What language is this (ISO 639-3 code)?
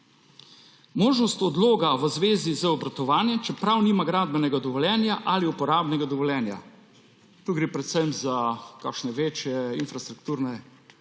slv